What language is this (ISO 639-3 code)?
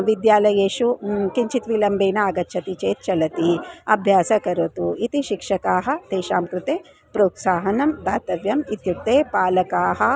san